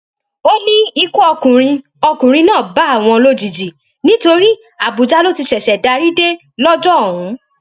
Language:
Yoruba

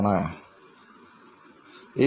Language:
Malayalam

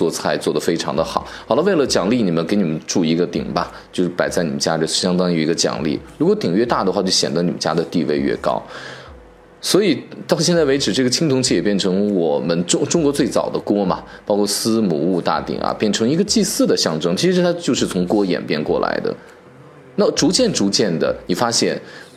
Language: Chinese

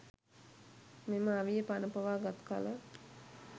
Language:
Sinhala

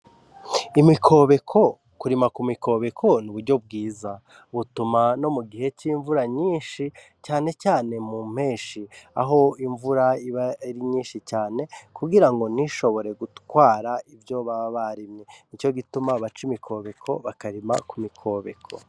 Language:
Rundi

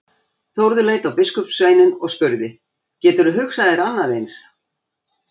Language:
Icelandic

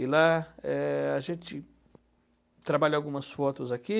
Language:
Portuguese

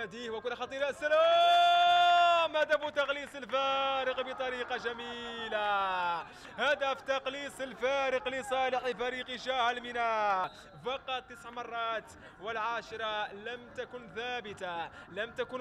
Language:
Arabic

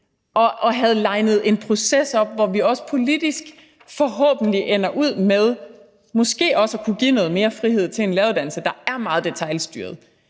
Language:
Danish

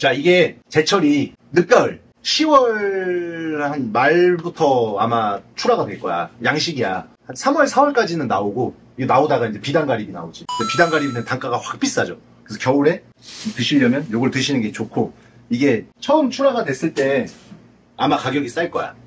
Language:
Korean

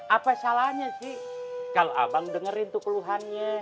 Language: Indonesian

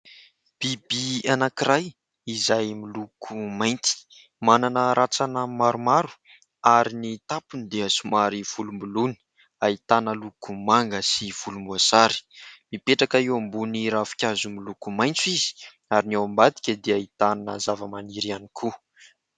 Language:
Malagasy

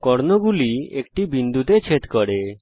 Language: Bangla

